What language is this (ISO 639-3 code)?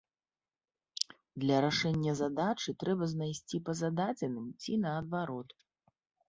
bel